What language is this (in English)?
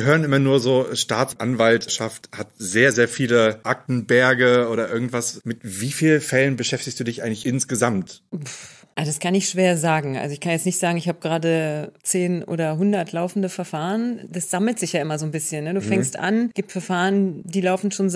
German